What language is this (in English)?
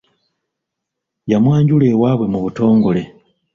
Ganda